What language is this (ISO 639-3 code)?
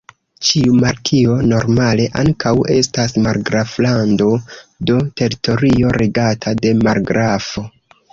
epo